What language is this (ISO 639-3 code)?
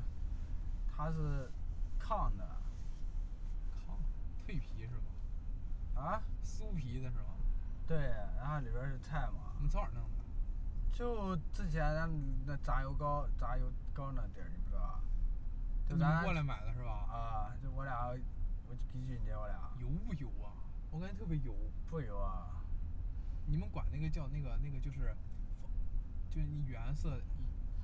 zho